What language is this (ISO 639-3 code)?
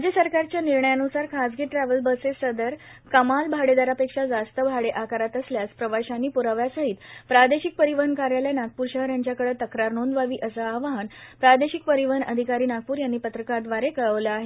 mar